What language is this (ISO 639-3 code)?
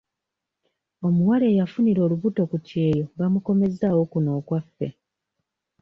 lug